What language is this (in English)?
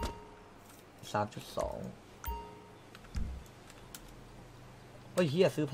Thai